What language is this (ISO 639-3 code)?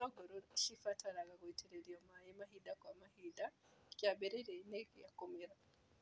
kik